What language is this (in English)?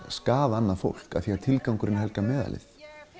Icelandic